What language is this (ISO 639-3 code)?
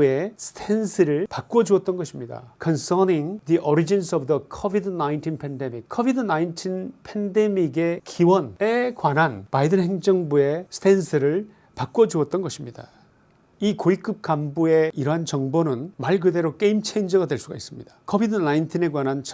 kor